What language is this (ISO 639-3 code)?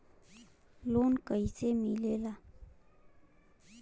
bho